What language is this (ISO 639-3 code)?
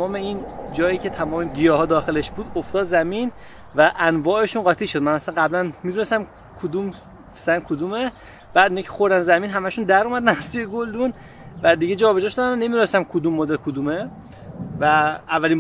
fas